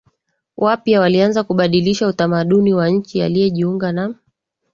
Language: Swahili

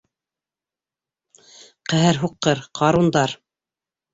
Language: Bashkir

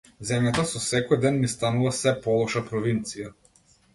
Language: Macedonian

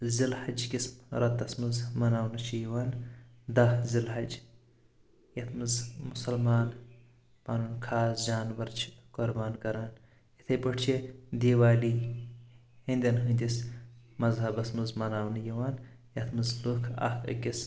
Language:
Kashmiri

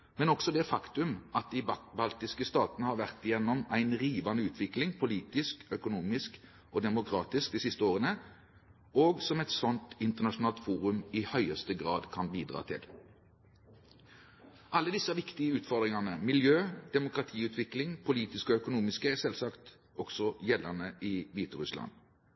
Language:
Norwegian Bokmål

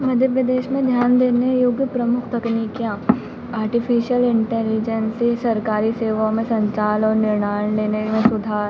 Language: Hindi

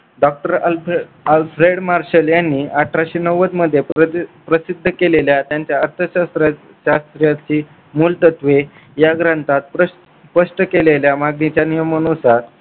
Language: Marathi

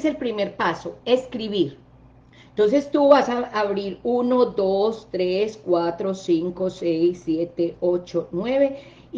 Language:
Spanish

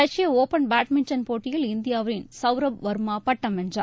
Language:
Tamil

